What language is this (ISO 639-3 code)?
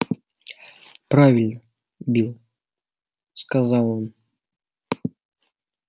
rus